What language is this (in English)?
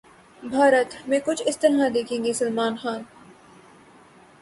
Urdu